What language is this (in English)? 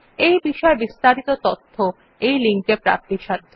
Bangla